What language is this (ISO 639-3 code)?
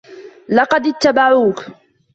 ara